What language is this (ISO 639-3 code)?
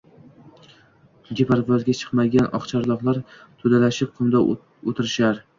uzb